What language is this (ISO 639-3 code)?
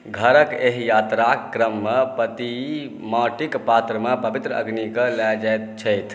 mai